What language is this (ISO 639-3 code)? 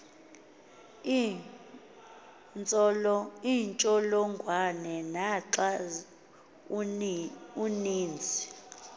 xho